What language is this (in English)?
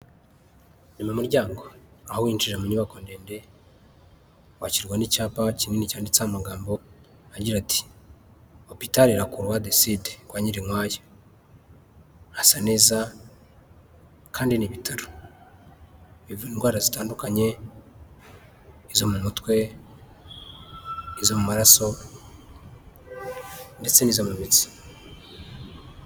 Kinyarwanda